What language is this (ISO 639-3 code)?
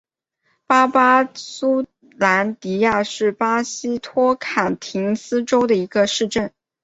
zho